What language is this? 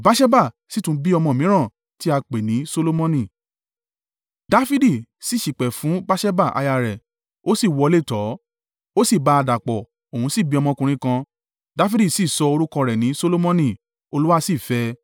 Yoruba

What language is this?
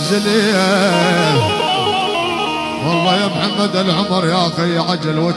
Arabic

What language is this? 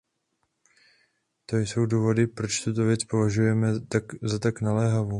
Czech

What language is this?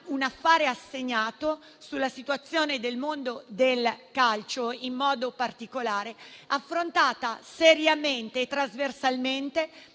Italian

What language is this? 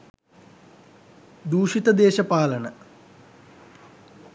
Sinhala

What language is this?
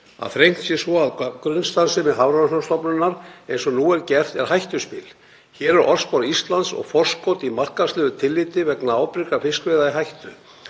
Icelandic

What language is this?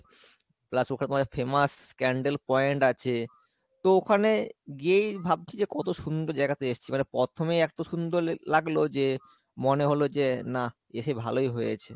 Bangla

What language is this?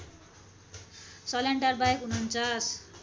Nepali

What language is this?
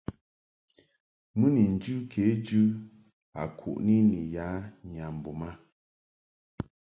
Mungaka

